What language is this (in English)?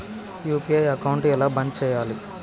Telugu